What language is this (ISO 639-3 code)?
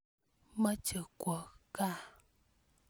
kln